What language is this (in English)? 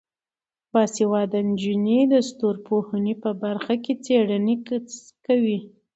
Pashto